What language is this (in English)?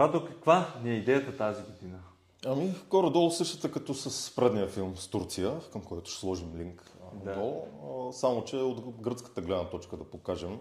Bulgarian